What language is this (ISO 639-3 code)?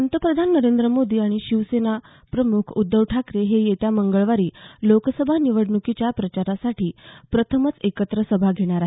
mar